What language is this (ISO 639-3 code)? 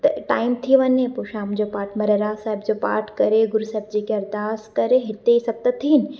snd